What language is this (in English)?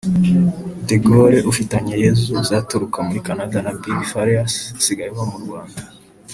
Kinyarwanda